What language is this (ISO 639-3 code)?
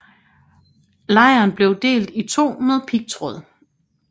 dan